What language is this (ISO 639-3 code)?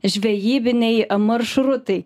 lit